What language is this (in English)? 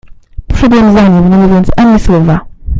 Polish